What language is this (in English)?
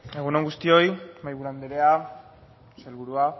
Basque